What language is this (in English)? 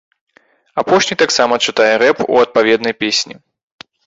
Belarusian